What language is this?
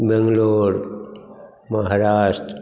Maithili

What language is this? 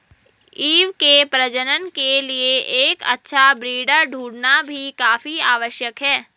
Hindi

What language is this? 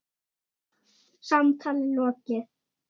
Icelandic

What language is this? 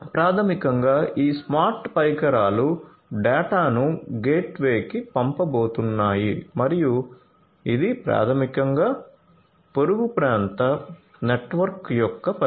Telugu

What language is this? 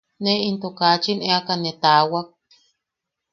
Yaqui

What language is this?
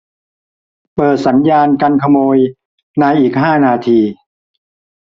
Thai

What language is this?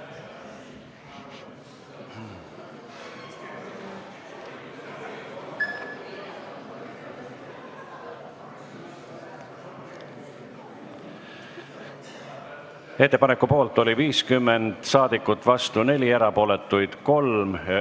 Estonian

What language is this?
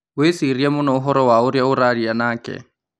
Kikuyu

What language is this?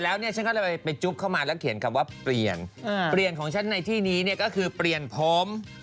Thai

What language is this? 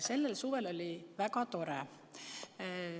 Estonian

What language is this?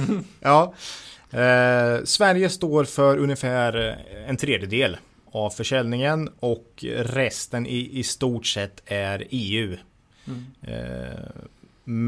Swedish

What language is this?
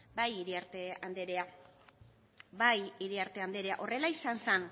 Basque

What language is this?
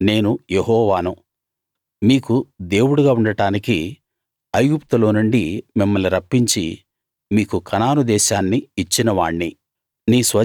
Telugu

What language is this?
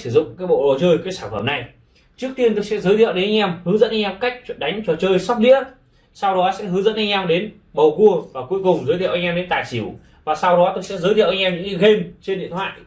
Vietnamese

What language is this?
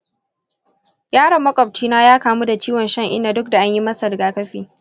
Hausa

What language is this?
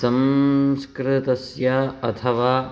Sanskrit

